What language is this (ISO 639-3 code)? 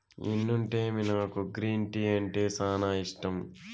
tel